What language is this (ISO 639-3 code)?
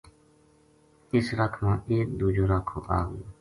gju